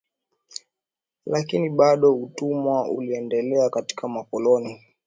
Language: Swahili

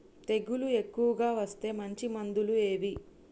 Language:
Telugu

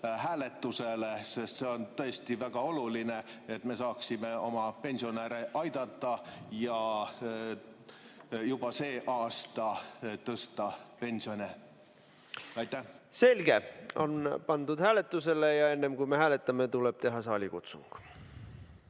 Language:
Estonian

